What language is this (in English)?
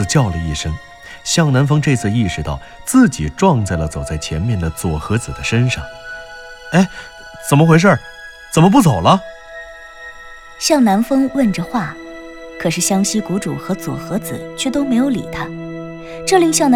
Chinese